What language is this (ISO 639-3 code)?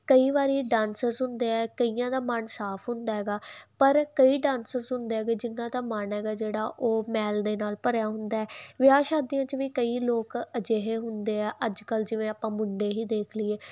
pan